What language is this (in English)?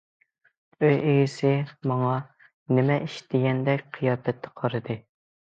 Uyghur